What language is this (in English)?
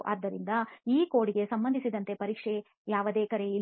Kannada